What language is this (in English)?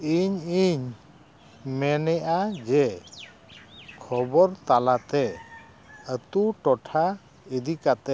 Santali